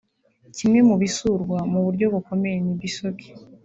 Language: Kinyarwanda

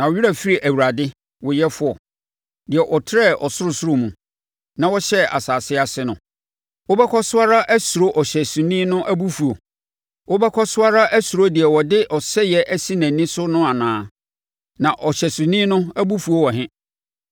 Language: Akan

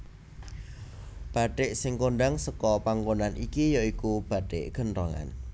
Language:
Javanese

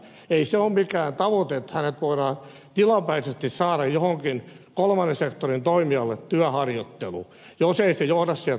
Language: Finnish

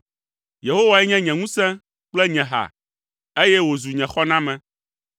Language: Ewe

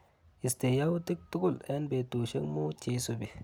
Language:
Kalenjin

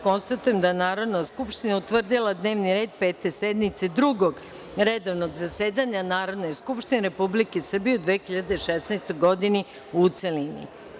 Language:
Serbian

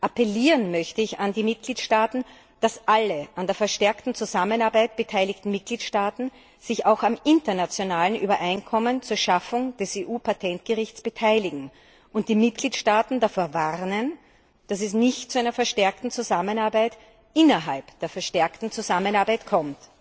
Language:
German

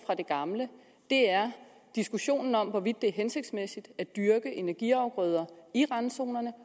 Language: Danish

